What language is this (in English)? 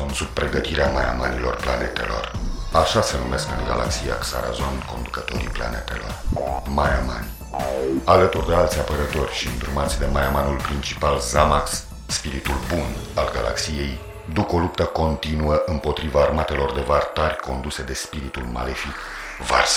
Romanian